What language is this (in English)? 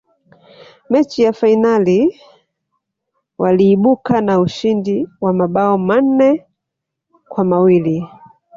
Swahili